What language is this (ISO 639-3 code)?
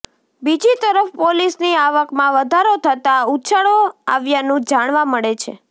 guj